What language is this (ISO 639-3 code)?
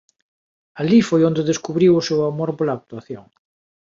glg